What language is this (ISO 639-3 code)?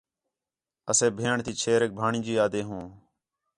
xhe